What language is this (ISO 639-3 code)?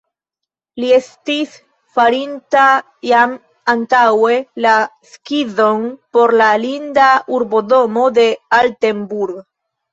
epo